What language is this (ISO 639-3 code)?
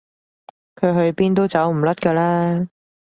yue